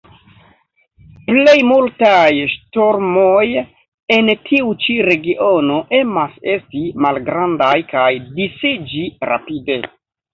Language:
Esperanto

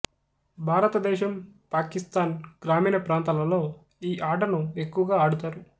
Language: Telugu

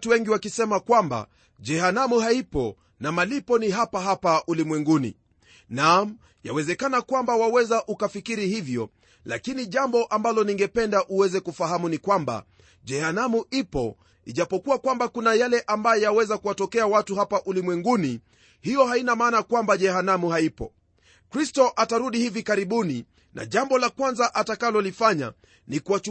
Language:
Swahili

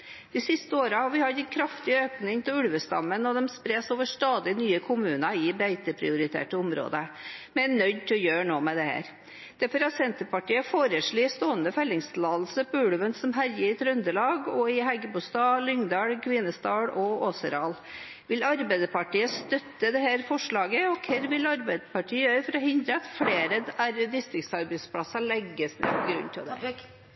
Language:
Norwegian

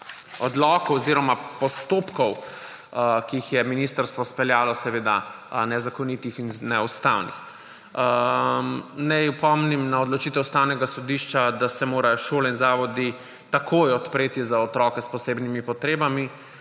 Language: Slovenian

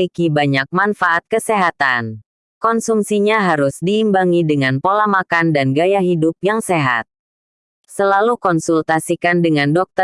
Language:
Indonesian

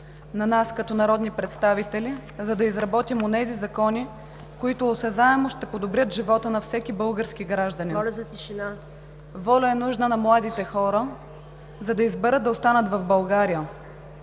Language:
Bulgarian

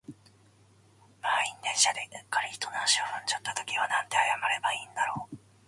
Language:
Japanese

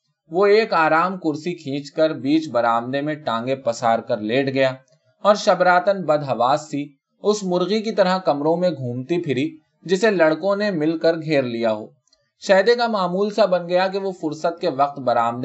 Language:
Urdu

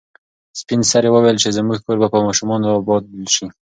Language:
Pashto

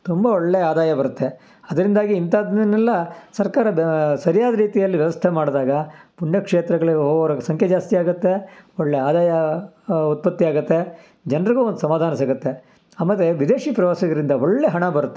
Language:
Kannada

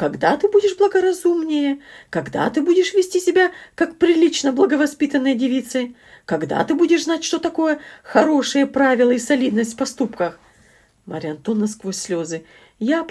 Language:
Russian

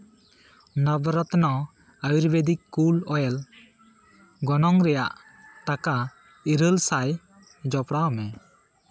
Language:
Santali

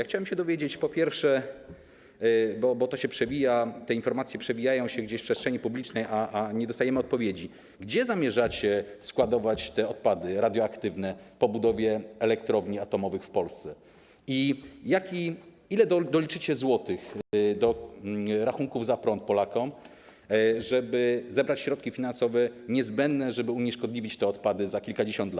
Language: Polish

